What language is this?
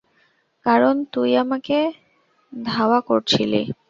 Bangla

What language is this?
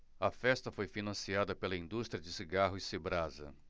Portuguese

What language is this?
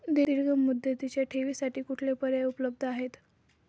Marathi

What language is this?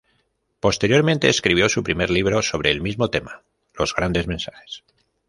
Spanish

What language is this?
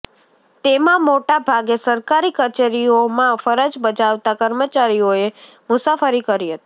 Gujarati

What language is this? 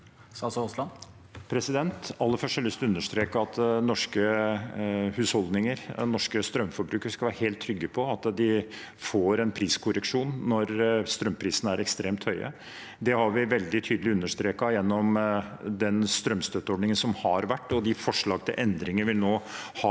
Norwegian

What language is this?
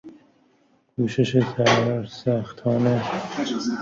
Persian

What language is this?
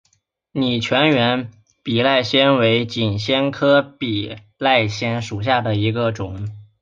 Chinese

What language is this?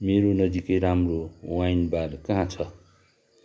Nepali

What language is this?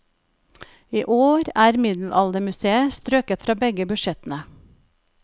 Norwegian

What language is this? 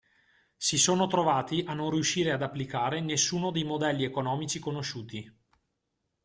Italian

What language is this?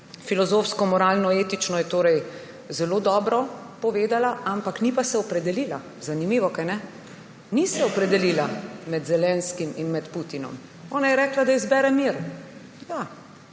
Slovenian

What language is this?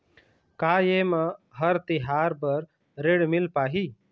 Chhattisgarhi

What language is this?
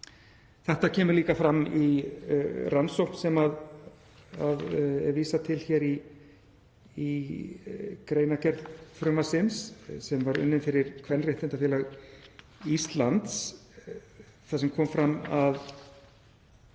Icelandic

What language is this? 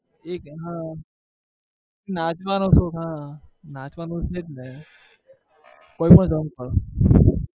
Gujarati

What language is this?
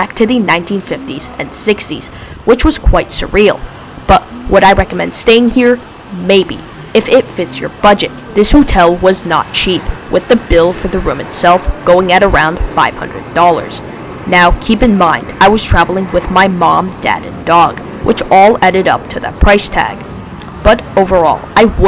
English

